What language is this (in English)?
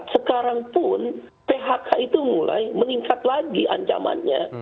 Indonesian